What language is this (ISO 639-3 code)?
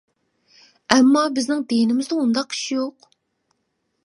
uig